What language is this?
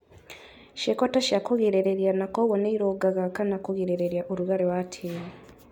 Kikuyu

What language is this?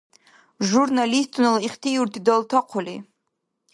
Dargwa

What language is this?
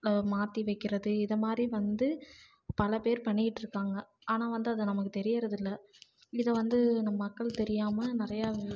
Tamil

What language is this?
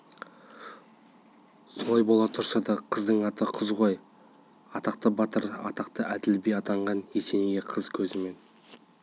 Kazakh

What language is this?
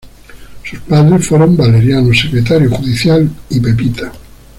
Spanish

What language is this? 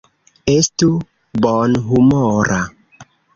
Esperanto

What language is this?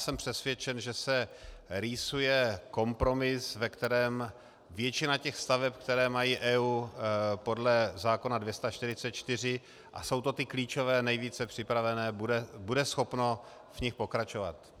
Czech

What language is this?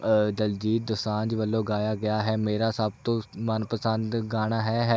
Punjabi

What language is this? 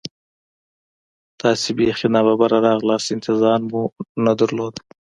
Pashto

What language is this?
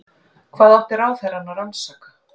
Icelandic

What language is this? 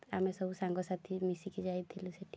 Odia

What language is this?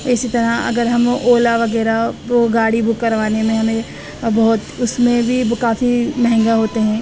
Urdu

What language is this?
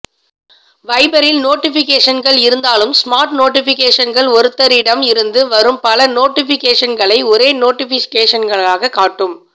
Tamil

